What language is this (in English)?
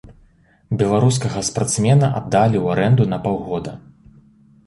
Belarusian